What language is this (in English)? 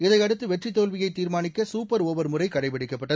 Tamil